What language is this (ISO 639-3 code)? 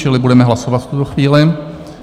ces